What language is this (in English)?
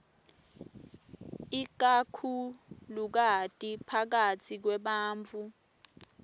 Swati